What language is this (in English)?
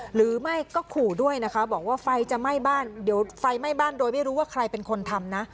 Thai